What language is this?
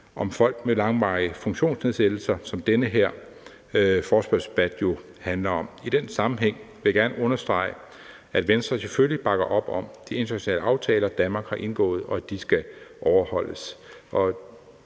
Danish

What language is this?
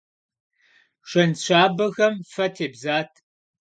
Kabardian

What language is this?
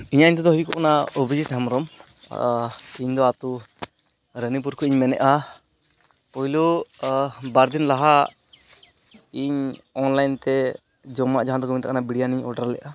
Santali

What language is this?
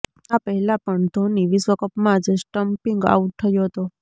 Gujarati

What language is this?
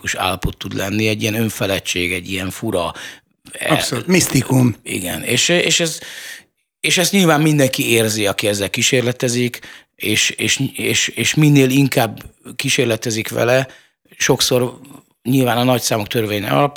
Hungarian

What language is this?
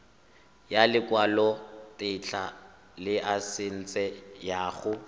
Tswana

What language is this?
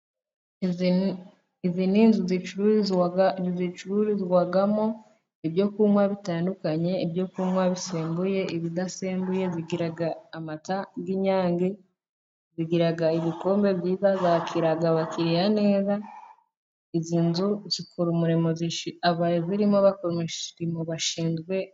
Kinyarwanda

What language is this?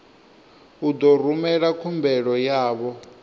Venda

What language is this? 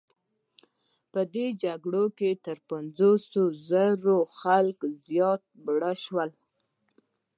Pashto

